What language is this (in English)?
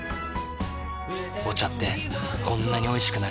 Japanese